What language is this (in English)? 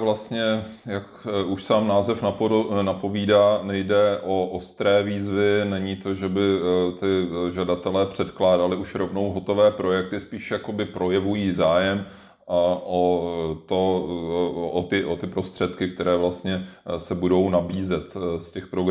Czech